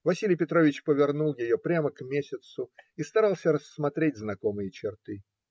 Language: Russian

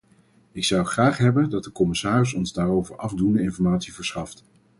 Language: Dutch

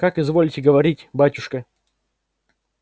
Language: Russian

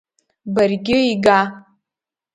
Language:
Abkhazian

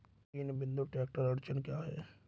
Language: Hindi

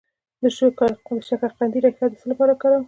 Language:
Pashto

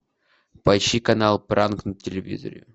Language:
Russian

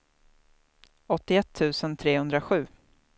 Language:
Swedish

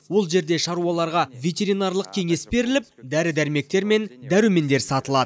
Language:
Kazakh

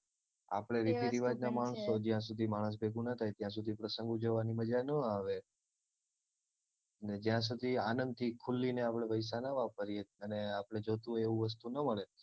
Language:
Gujarati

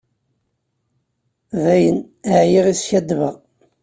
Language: Kabyle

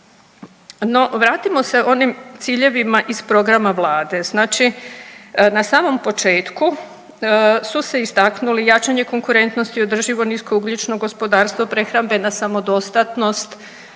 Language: Croatian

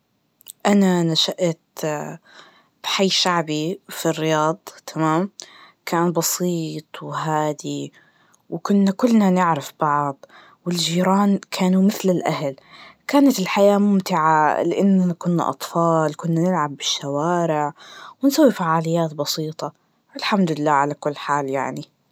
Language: Najdi Arabic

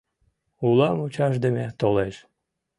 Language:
Mari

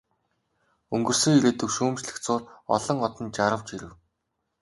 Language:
Mongolian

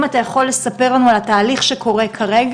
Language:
Hebrew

